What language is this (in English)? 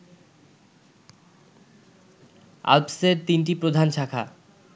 Bangla